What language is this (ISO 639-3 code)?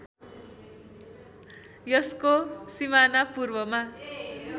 nep